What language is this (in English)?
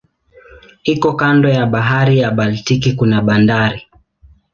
Swahili